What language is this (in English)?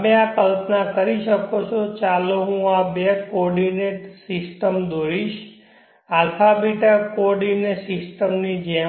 Gujarati